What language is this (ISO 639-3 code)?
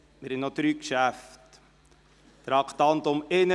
gsw